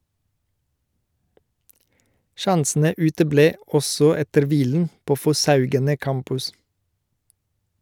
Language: Norwegian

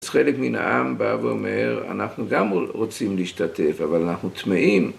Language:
Hebrew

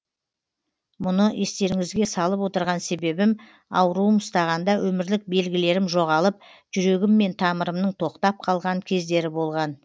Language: Kazakh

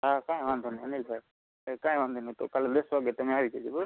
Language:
Gujarati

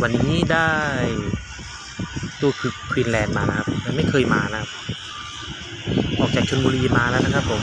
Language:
Thai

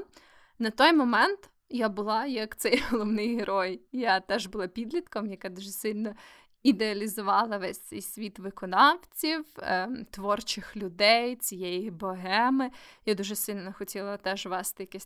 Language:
Ukrainian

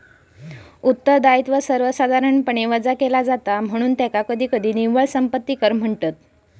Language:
Marathi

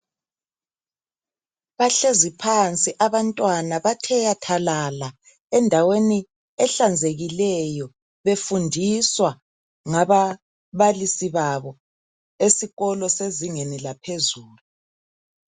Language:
North Ndebele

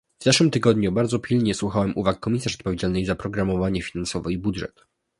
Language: Polish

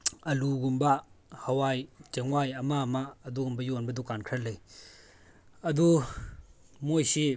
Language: Manipuri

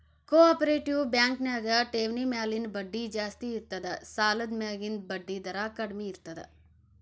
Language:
Kannada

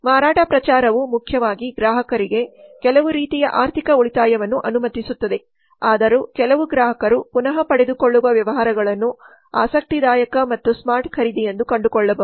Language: Kannada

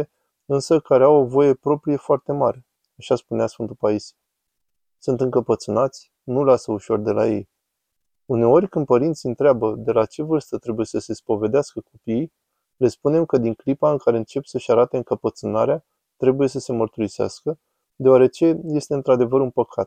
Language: Romanian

